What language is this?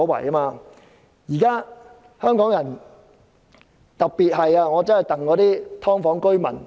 Cantonese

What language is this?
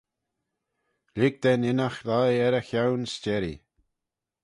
Manx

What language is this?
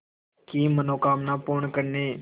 Hindi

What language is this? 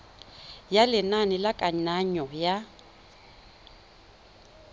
Tswana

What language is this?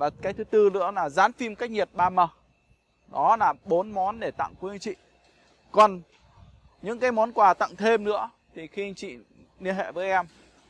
Vietnamese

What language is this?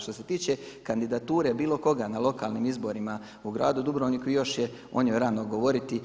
Croatian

